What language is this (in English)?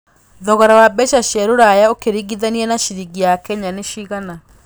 Kikuyu